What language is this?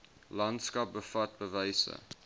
Afrikaans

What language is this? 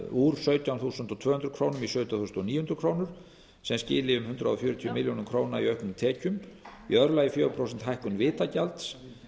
Icelandic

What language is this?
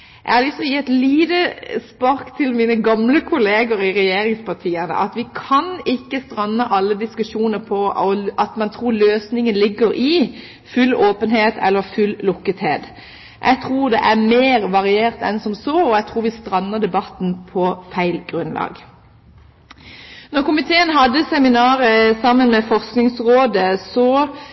Norwegian Bokmål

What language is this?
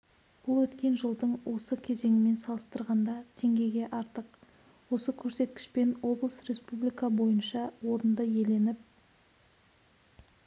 Kazakh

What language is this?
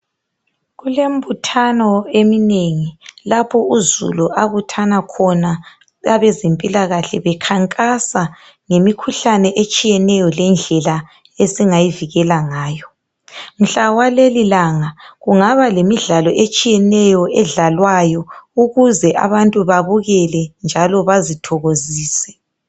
North Ndebele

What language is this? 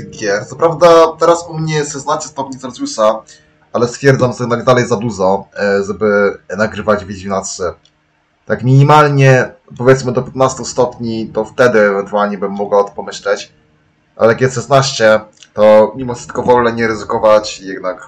Polish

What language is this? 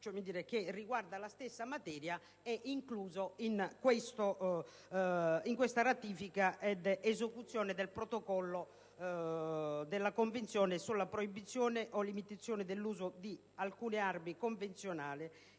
Italian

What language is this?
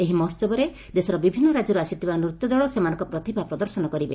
Odia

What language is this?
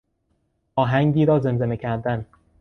Persian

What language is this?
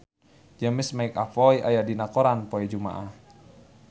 Sundanese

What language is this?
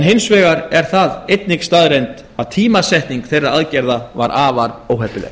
Icelandic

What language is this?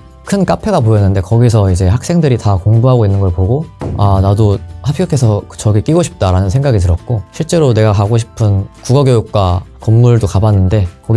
Korean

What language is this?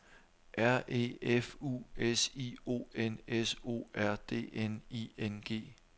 Danish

